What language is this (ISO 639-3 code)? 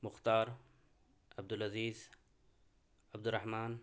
urd